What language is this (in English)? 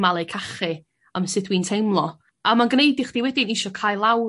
Welsh